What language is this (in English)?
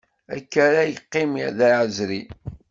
Kabyle